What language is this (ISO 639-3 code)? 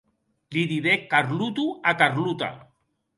oci